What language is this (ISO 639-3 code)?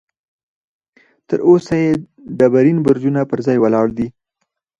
pus